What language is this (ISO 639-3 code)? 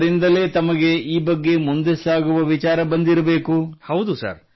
kan